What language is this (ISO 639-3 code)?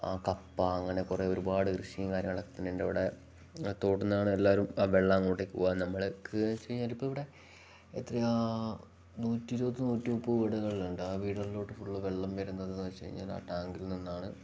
mal